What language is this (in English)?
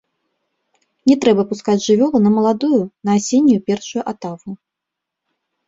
Belarusian